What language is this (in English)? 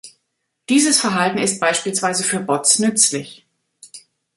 German